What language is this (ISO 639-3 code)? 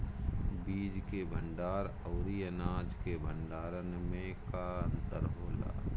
bho